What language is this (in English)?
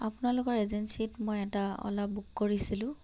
Assamese